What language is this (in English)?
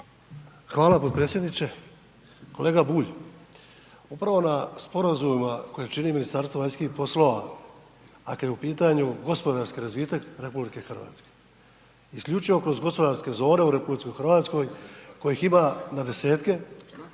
Croatian